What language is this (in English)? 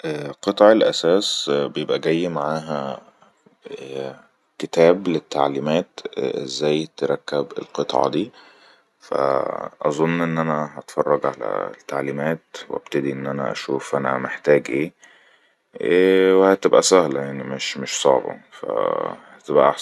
Egyptian Arabic